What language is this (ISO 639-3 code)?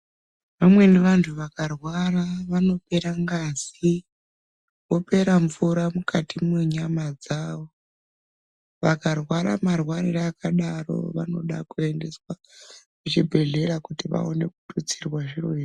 ndc